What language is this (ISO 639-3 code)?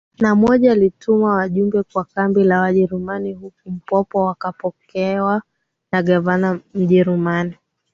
swa